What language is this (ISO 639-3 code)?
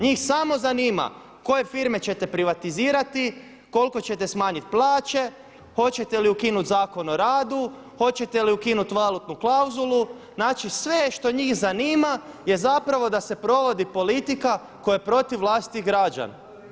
hrv